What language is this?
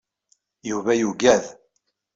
Kabyle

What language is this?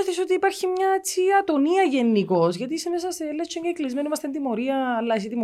Greek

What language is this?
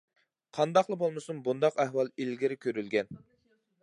Uyghur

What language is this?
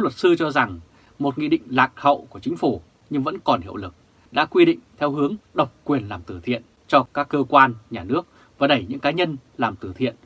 Vietnamese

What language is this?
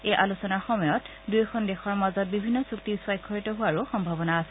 Assamese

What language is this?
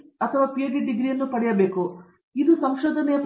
Kannada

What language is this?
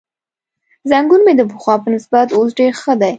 Pashto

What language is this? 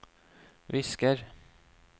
Norwegian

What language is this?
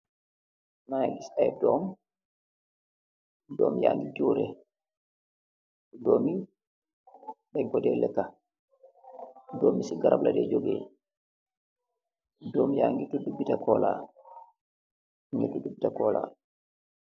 Wolof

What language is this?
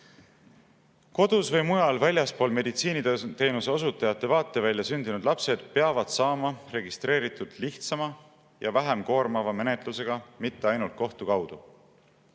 Estonian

